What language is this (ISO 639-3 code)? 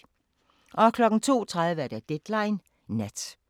dan